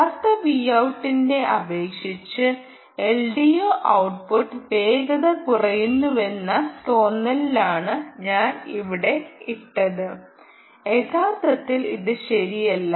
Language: Malayalam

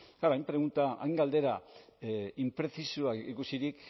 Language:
Basque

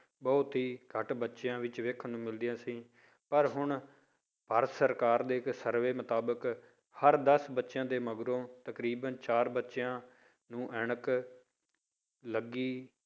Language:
Punjabi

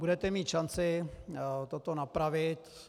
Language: Czech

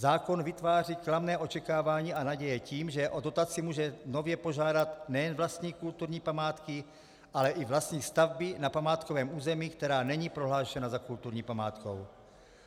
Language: Czech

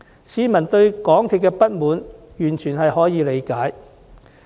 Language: Cantonese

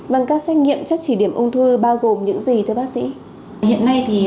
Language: Vietnamese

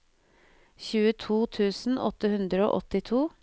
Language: Norwegian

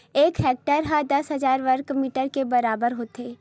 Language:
Chhattisgarhi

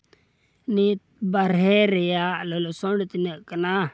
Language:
Santali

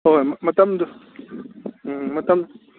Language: Manipuri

